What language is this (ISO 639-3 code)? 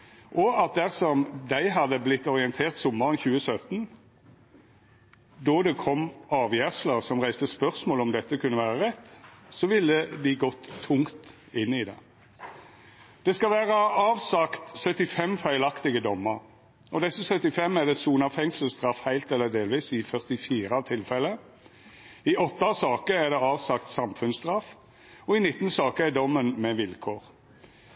nno